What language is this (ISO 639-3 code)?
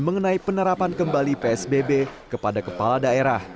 ind